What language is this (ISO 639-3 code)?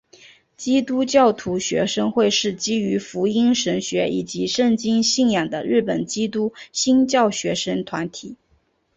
zho